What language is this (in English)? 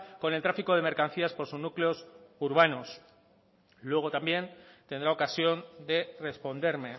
Spanish